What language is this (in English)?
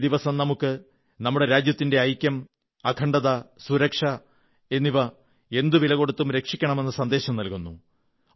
Malayalam